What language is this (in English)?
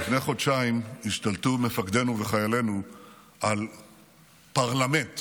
Hebrew